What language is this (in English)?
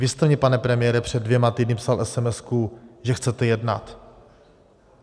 Czech